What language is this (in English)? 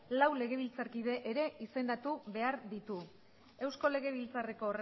Basque